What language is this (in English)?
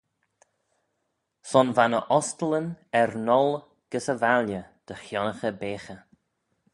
Manx